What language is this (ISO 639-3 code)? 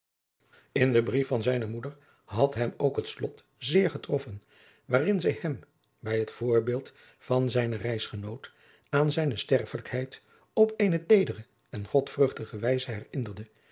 nld